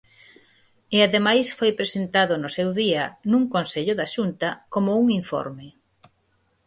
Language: Galician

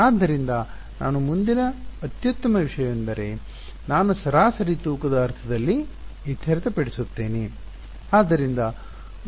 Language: Kannada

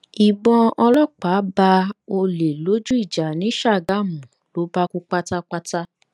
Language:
Yoruba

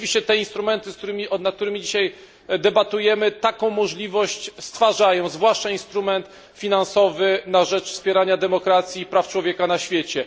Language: Polish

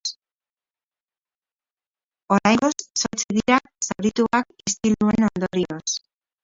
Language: Basque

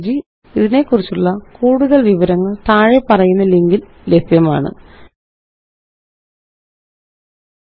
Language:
Malayalam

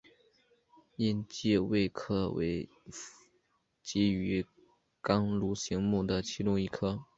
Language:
Chinese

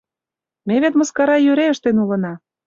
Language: Mari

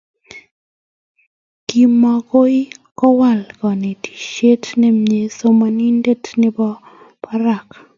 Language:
Kalenjin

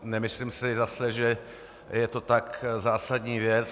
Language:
Czech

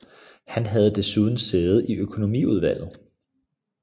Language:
Danish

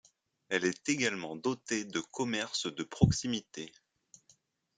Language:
French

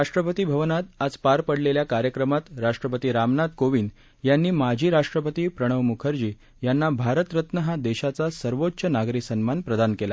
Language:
Marathi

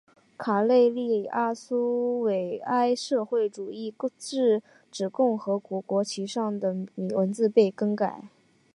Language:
Chinese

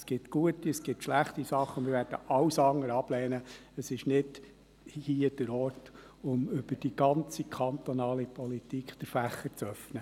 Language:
Swiss German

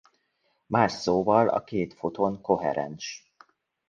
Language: Hungarian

